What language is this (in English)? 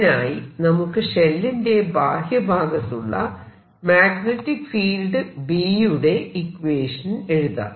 Malayalam